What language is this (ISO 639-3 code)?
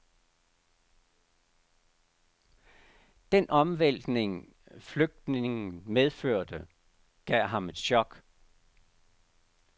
dan